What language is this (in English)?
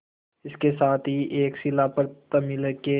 Hindi